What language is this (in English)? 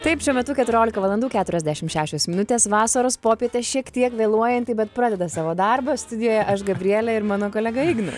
Lithuanian